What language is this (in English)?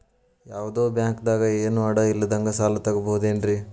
Kannada